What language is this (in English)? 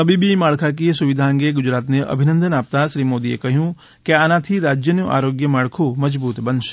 Gujarati